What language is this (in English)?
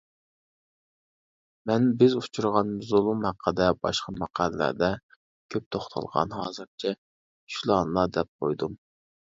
Uyghur